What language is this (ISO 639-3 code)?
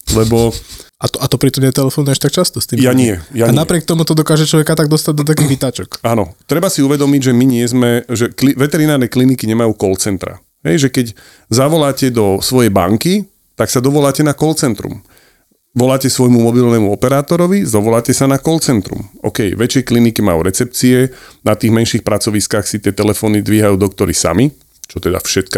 slk